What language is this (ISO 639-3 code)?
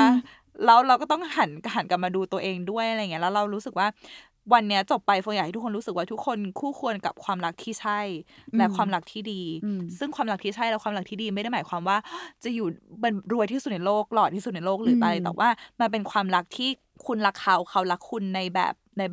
tha